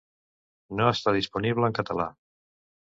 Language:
Catalan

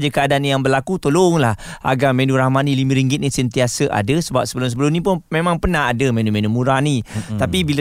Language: Malay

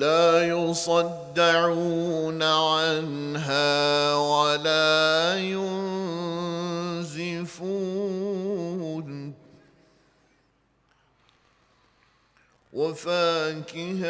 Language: Turkish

